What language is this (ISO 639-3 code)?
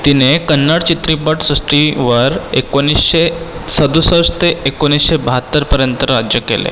mar